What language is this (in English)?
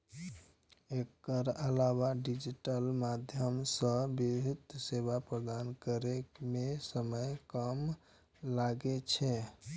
Maithili